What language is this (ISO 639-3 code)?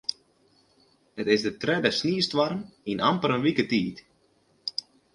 fry